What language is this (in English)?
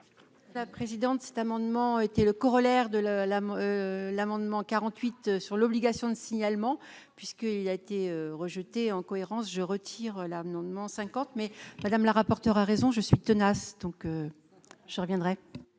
French